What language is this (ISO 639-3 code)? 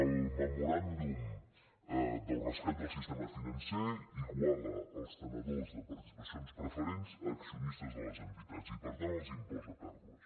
cat